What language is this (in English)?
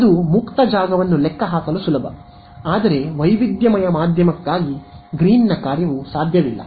Kannada